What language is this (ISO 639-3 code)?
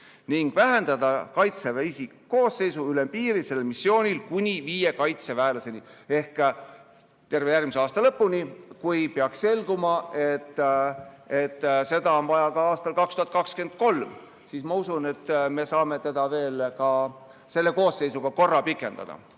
est